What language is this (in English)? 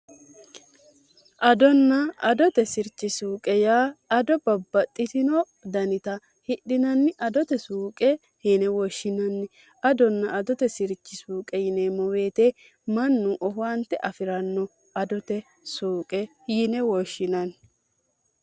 Sidamo